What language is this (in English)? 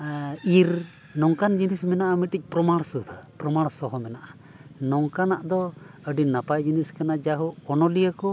Santali